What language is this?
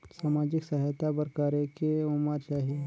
Chhattisgarhi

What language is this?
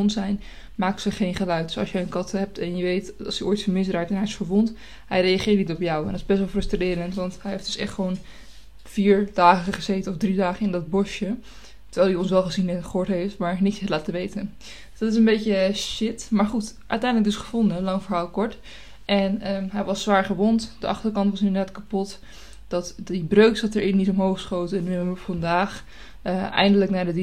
Dutch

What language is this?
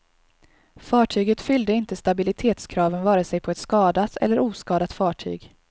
Swedish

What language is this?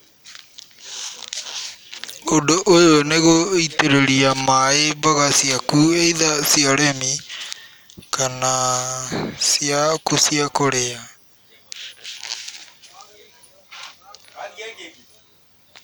Kikuyu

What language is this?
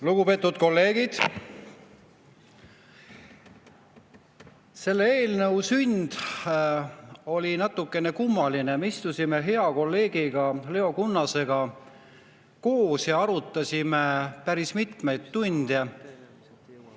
Estonian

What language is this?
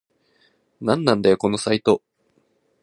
Japanese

